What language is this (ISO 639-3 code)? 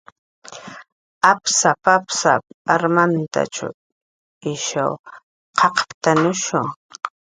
jqr